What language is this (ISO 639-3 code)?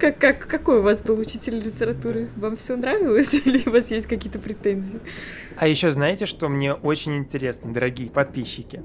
rus